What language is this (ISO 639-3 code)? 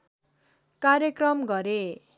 nep